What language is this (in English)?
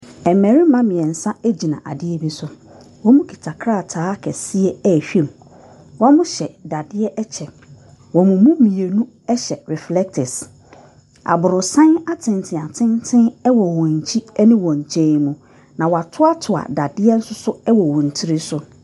Akan